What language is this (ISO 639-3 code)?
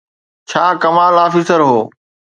snd